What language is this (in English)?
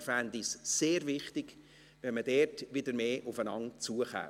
Swiss German